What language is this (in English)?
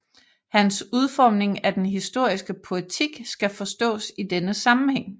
Danish